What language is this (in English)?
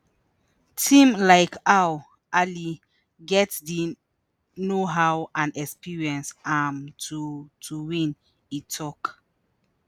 Nigerian Pidgin